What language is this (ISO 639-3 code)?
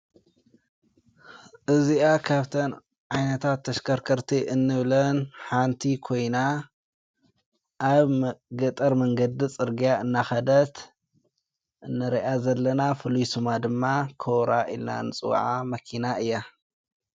tir